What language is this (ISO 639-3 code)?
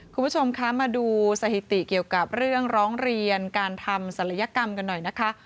tha